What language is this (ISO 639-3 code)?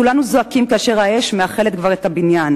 heb